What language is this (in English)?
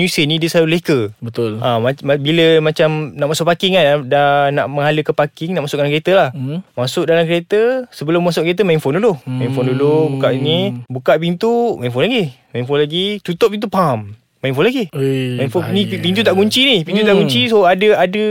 Malay